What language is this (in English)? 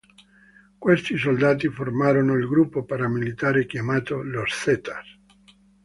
Italian